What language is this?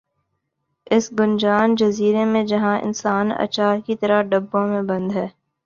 Urdu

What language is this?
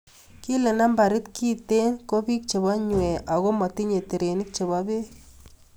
Kalenjin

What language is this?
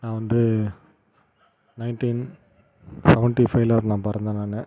Tamil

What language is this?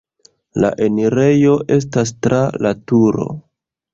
Esperanto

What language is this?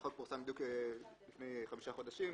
Hebrew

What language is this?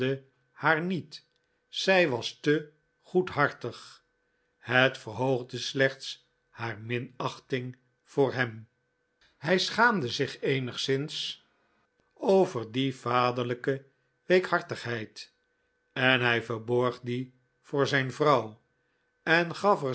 Dutch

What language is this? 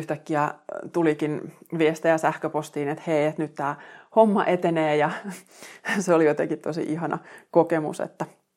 Finnish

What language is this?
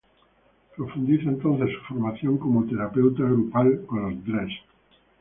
Spanish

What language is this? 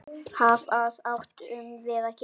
Icelandic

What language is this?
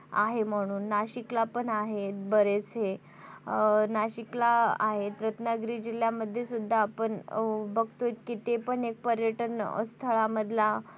Marathi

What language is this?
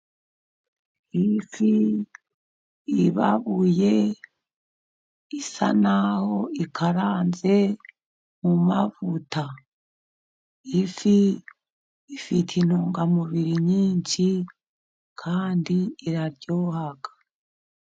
Kinyarwanda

